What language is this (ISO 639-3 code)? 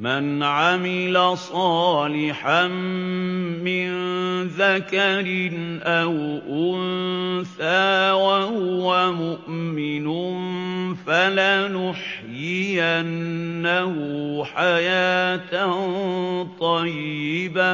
ara